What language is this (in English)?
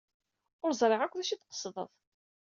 Kabyle